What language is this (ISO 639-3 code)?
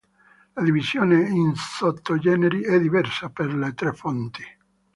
ita